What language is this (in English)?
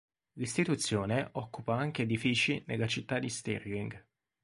Italian